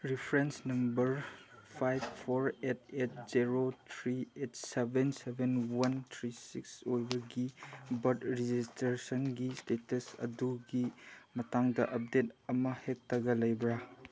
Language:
Manipuri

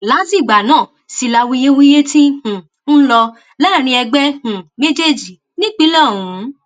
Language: Yoruba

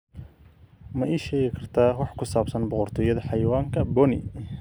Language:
Somali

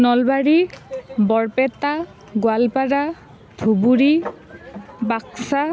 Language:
Assamese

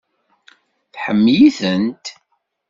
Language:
Kabyle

